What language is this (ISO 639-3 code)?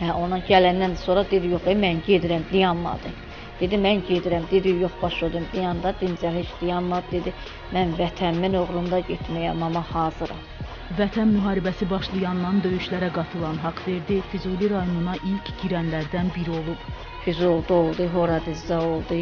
tur